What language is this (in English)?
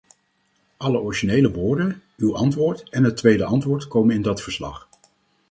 Dutch